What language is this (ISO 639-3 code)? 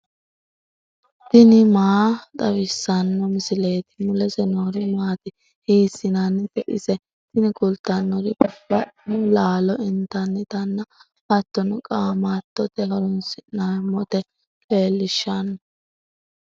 sid